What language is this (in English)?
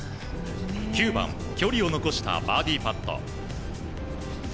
Japanese